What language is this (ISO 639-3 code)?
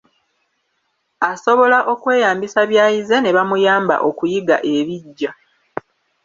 lug